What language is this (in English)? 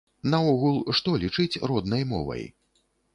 Belarusian